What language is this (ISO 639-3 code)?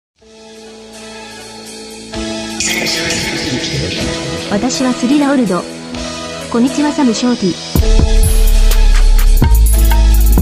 jpn